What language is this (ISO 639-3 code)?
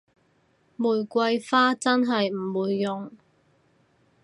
yue